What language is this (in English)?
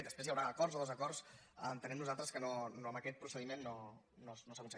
Catalan